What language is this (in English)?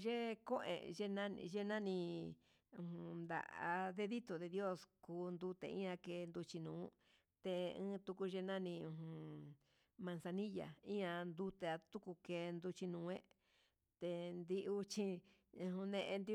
Huitepec Mixtec